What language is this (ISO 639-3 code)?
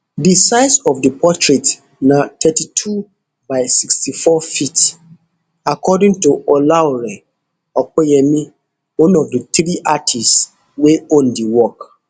pcm